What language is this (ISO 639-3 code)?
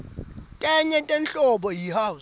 ssw